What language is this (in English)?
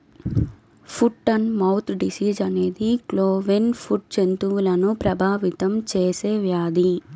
Telugu